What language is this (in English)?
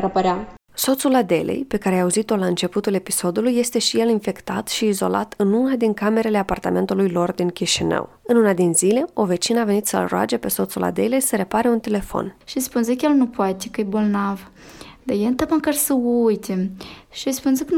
Romanian